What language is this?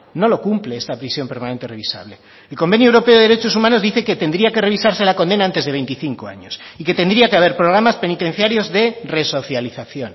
Spanish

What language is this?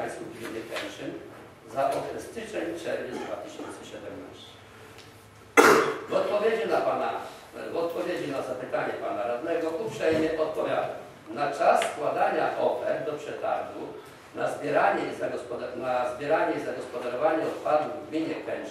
Polish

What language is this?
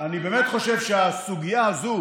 Hebrew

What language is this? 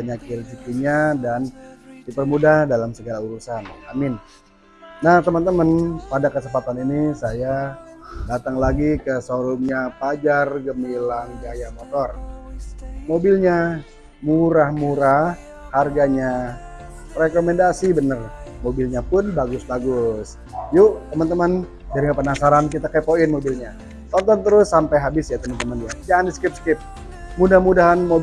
Indonesian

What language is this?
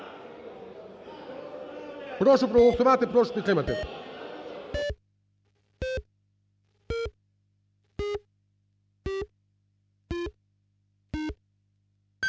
Ukrainian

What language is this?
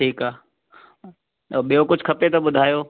Sindhi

